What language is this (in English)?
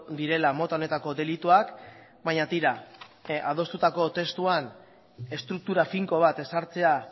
Basque